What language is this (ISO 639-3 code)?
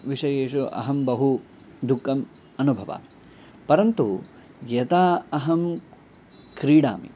san